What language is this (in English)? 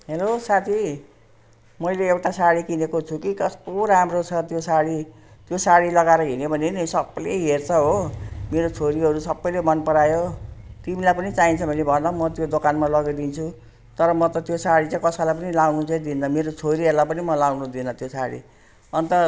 Nepali